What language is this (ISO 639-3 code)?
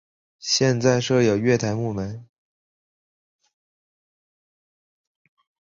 zho